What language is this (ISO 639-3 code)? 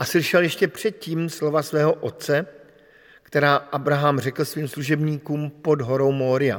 ces